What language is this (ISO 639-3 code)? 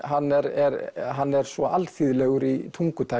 isl